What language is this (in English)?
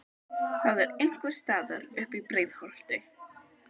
Icelandic